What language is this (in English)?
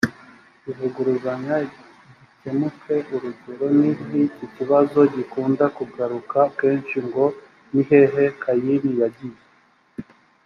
Kinyarwanda